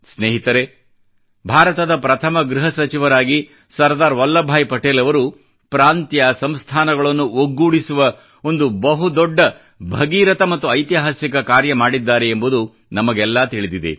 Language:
Kannada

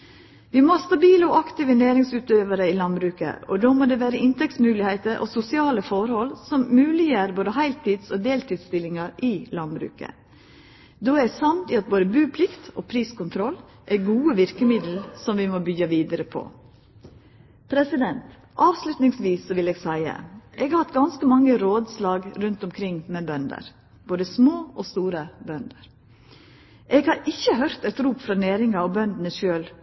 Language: Norwegian Nynorsk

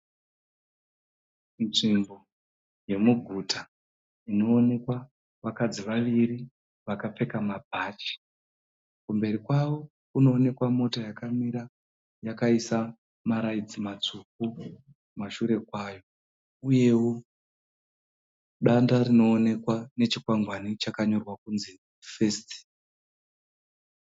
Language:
Shona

